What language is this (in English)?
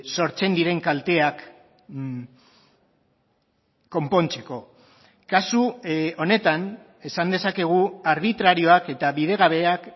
Basque